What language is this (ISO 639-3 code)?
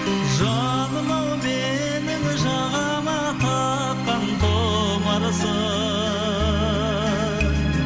kaz